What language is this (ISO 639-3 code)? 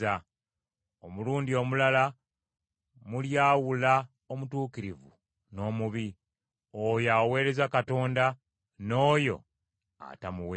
lug